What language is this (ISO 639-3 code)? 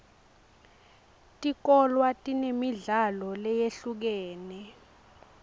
ssw